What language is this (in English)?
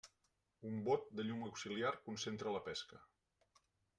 Catalan